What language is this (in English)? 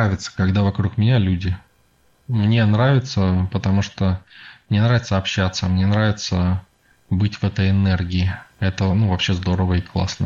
Russian